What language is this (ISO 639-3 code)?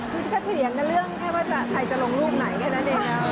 tha